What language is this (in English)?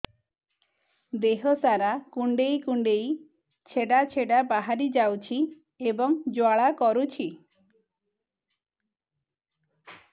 Odia